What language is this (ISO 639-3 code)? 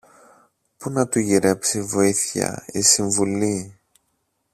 ell